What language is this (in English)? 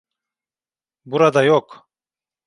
Turkish